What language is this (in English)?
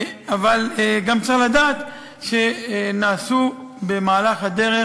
Hebrew